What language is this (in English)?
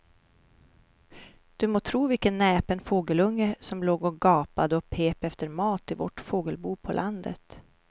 Swedish